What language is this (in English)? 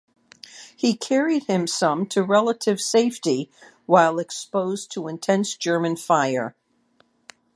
English